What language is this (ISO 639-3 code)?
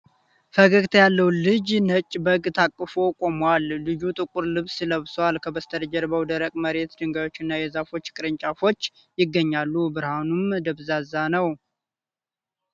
amh